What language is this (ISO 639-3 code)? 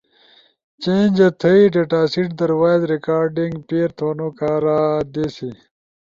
ush